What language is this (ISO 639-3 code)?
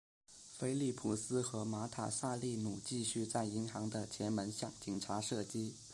zho